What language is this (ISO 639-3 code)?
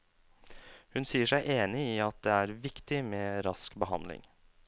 nor